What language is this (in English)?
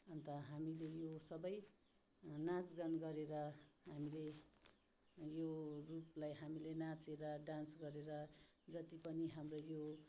Nepali